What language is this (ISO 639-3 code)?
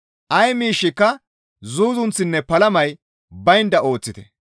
gmv